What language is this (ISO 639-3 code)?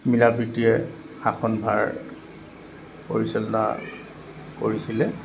asm